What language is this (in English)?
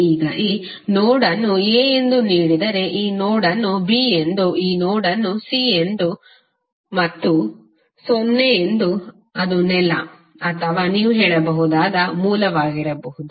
Kannada